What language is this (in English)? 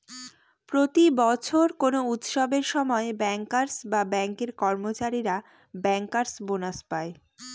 Bangla